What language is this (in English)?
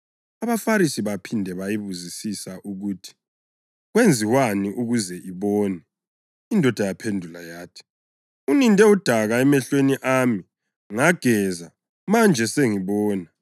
North Ndebele